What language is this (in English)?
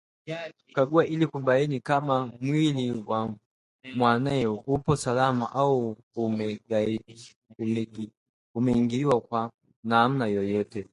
Swahili